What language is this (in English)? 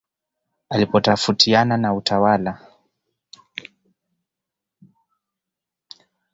Swahili